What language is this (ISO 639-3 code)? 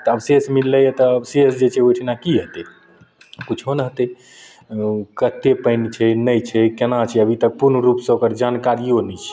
mai